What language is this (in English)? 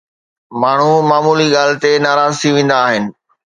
Sindhi